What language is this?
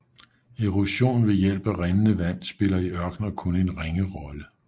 Danish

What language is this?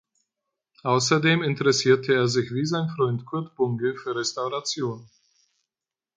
German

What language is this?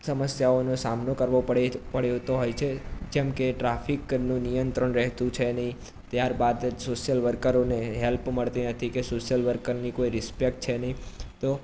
Gujarati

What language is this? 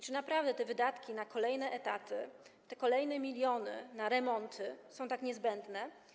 Polish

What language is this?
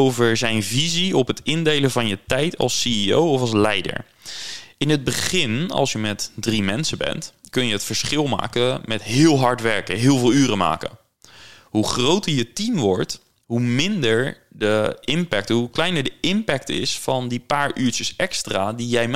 Dutch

